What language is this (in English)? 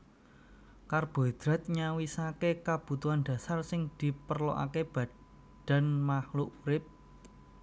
Javanese